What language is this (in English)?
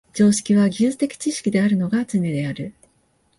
Japanese